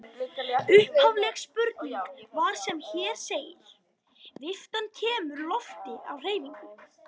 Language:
Icelandic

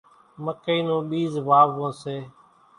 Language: Kachi Koli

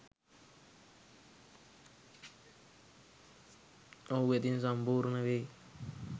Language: Sinhala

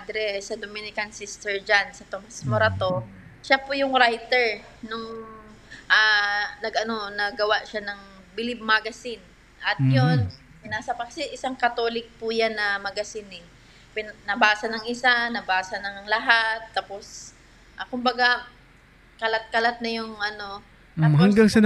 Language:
Filipino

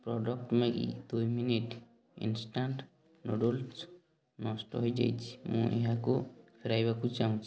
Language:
Odia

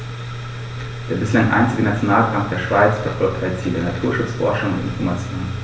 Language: German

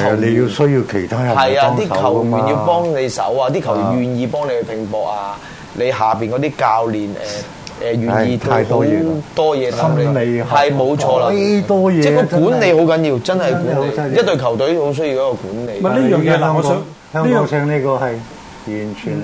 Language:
Chinese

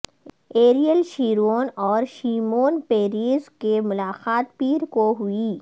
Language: Urdu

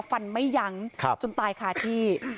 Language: Thai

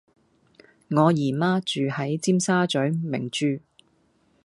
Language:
Cantonese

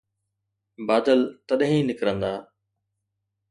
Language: Sindhi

